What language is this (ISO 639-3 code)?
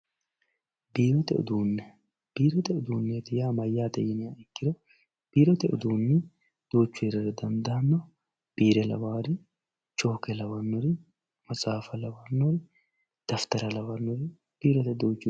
sid